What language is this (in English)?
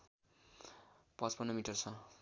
Nepali